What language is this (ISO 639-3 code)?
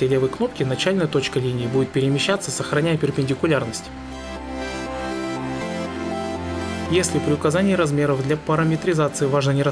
rus